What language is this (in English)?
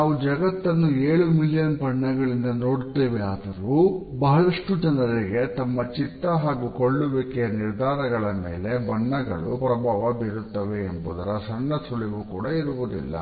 Kannada